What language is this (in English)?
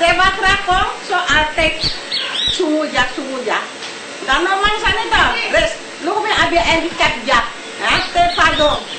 Dutch